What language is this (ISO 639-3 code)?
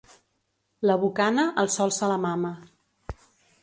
cat